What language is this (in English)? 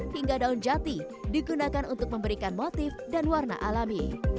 Indonesian